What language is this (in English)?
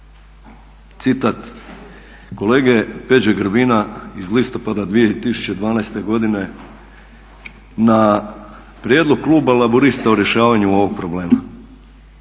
Croatian